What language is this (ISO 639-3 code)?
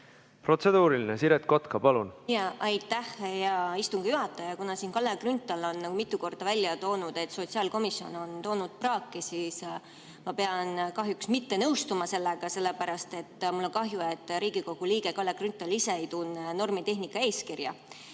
est